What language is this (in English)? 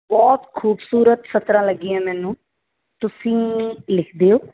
Punjabi